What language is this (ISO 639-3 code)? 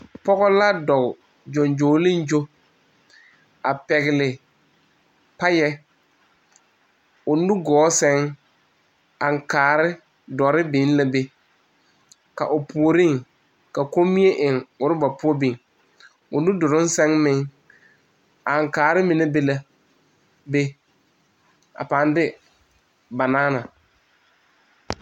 dga